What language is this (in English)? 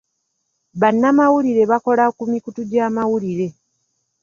Ganda